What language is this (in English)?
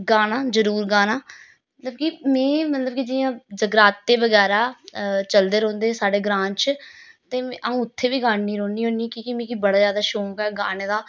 Dogri